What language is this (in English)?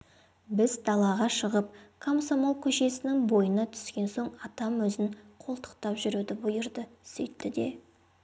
Kazakh